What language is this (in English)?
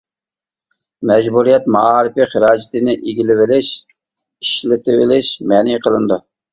Uyghur